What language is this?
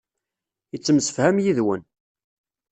Kabyle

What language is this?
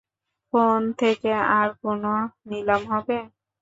Bangla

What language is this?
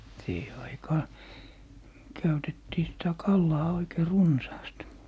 Finnish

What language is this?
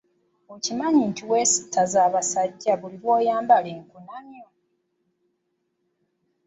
Ganda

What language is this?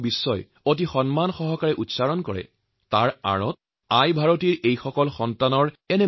Assamese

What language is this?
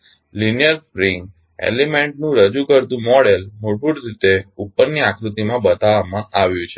Gujarati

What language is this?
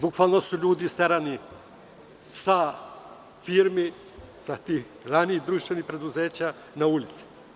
Serbian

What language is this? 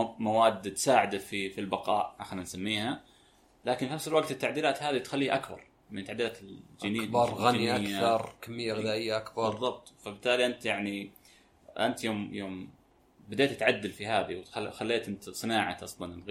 Arabic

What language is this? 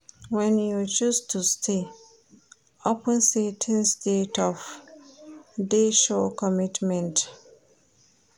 Nigerian Pidgin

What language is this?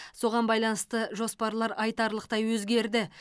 Kazakh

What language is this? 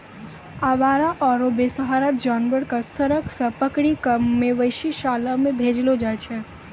Maithili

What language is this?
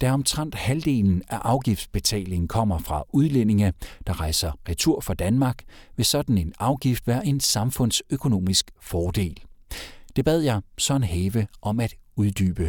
Danish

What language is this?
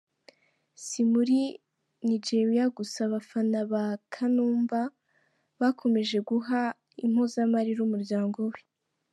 Kinyarwanda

